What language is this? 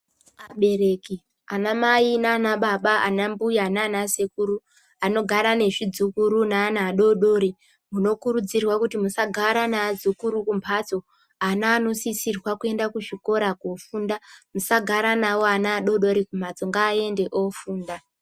Ndau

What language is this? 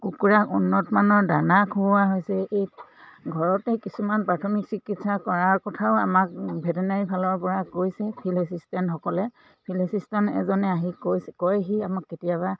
Assamese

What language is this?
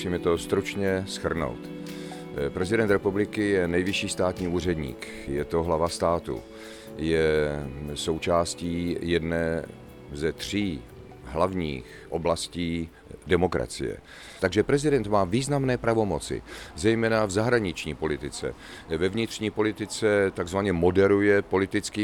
Czech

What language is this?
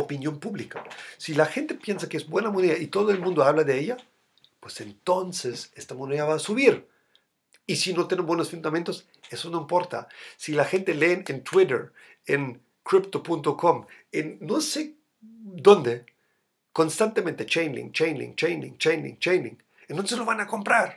Spanish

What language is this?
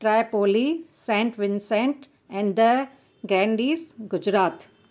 Sindhi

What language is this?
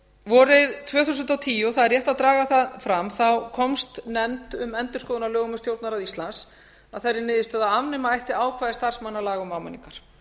Icelandic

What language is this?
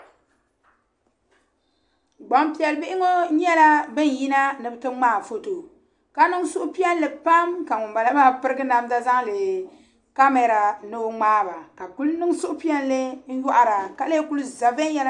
Dagbani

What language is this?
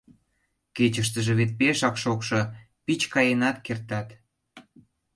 Mari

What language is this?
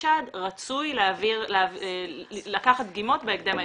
Hebrew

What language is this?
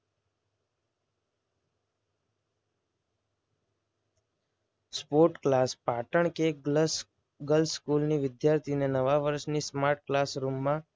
Gujarati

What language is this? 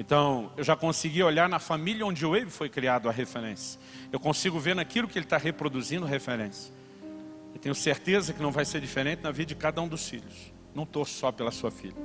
Portuguese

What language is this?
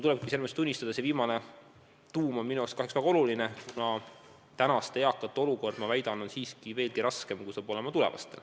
Estonian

